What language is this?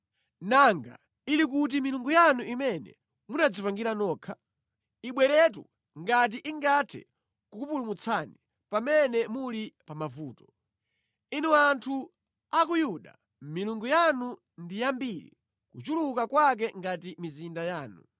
Nyanja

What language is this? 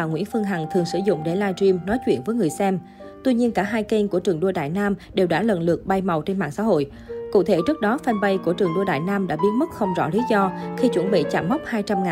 Vietnamese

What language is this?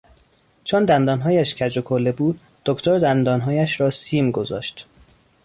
Persian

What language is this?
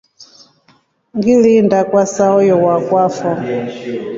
Rombo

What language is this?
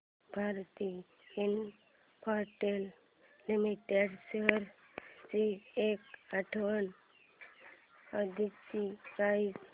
Marathi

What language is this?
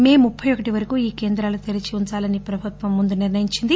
Telugu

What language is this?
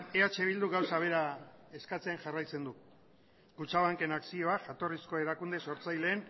Basque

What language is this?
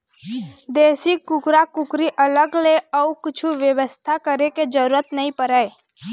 Chhattisgarhi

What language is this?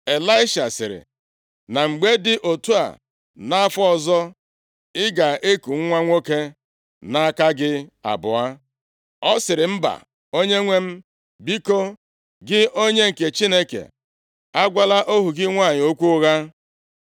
Igbo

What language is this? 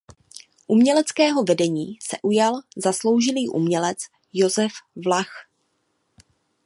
Czech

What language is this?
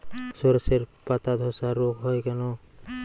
Bangla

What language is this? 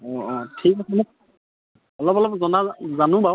Assamese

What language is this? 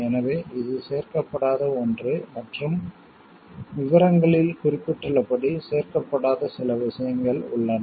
Tamil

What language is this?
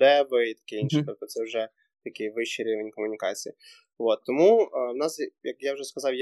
Ukrainian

